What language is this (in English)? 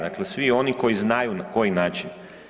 Croatian